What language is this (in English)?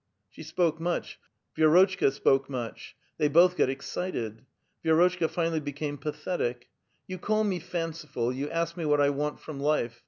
English